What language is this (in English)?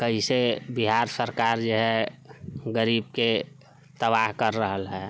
Maithili